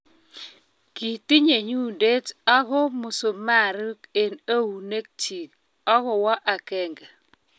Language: Kalenjin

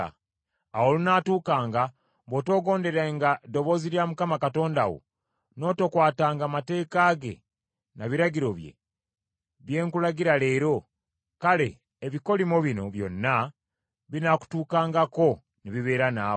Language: Ganda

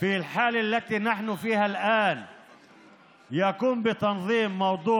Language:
Hebrew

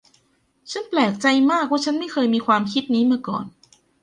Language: Thai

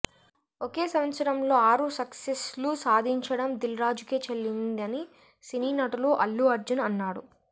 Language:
Telugu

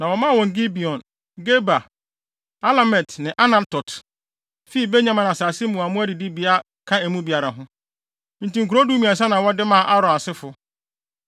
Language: Akan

